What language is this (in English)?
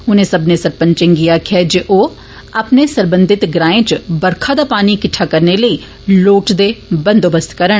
Dogri